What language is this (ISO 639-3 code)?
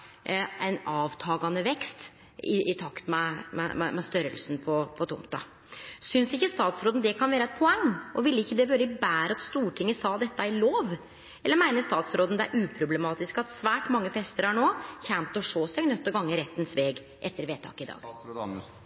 nno